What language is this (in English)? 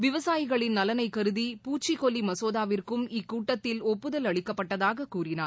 Tamil